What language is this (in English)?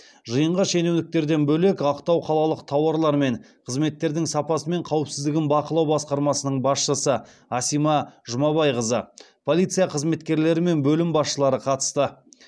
Kazakh